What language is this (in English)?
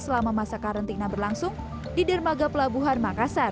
Indonesian